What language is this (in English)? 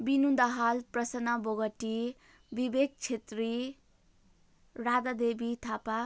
Nepali